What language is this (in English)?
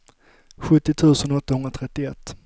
Swedish